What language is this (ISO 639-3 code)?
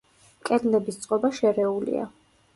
kat